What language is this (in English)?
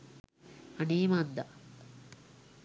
Sinhala